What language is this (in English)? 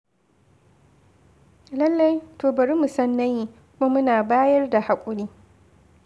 Hausa